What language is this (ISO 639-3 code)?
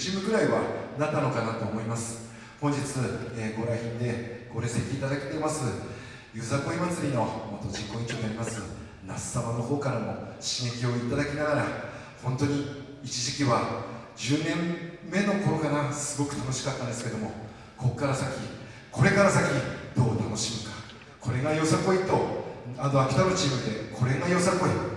jpn